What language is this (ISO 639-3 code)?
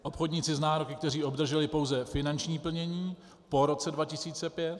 ces